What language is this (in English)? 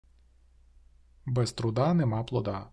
Ukrainian